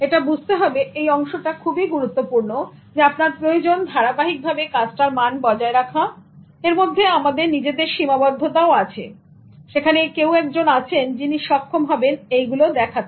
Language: Bangla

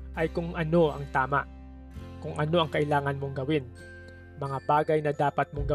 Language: Filipino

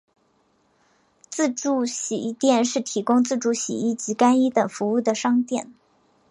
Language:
Chinese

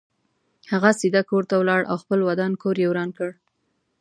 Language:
Pashto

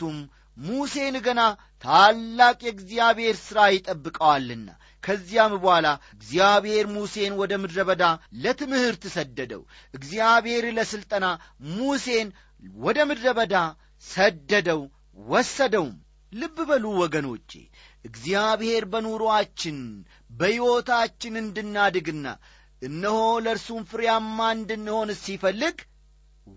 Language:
Amharic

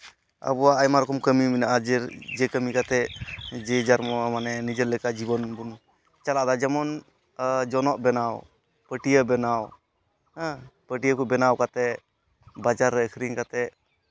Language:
Santali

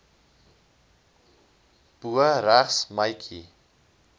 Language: Afrikaans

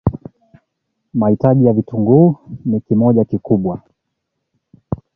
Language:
Swahili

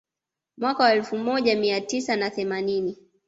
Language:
Swahili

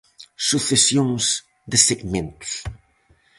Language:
Galician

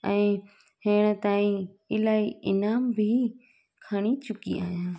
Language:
Sindhi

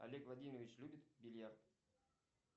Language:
Russian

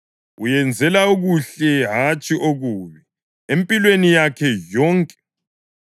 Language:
North Ndebele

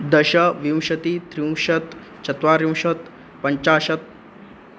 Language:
Sanskrit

